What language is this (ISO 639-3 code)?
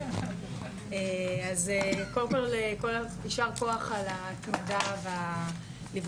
heb